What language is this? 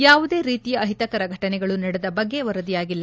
Kannada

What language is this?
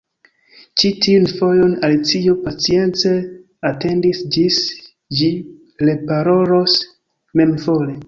Esperanto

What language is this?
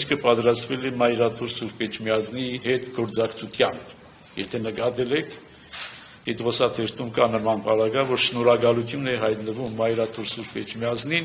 Romanian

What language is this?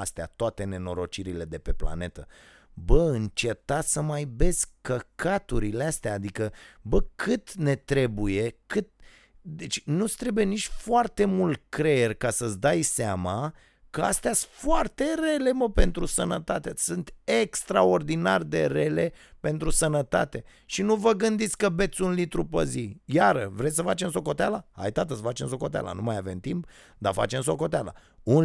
Romanian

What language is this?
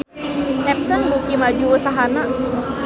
Sundanese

